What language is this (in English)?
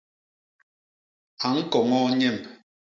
Basaa